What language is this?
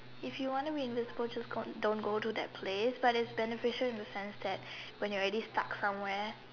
English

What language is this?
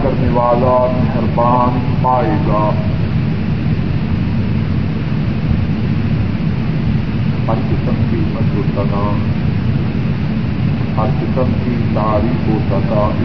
Urdu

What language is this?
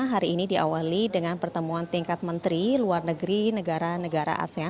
Indonesian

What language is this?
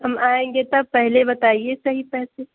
Urdu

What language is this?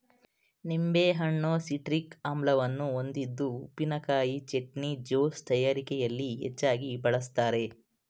Kannada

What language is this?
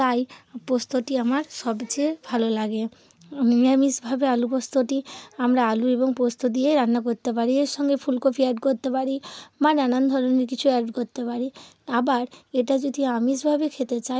Bangla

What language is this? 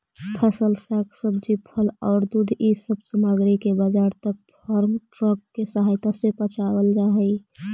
Magahi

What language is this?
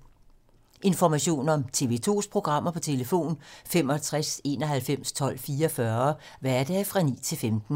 Danish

